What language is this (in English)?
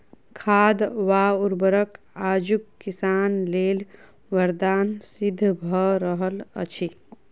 Maithili